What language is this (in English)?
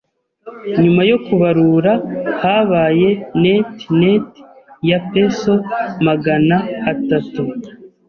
Kinyarwanda